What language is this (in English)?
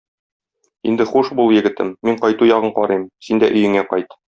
Tatar